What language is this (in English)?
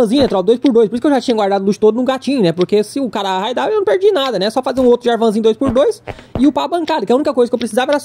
Portuguese